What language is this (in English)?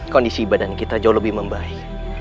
Indonesian